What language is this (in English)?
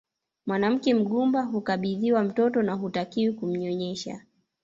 Swahili